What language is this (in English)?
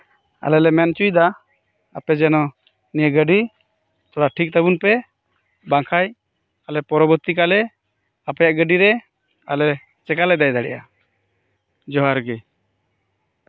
Santali